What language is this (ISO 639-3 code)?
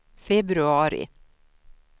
swe